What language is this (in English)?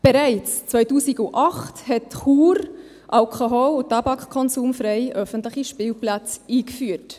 Swiss German